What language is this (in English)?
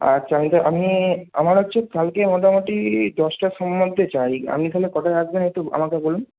Bangla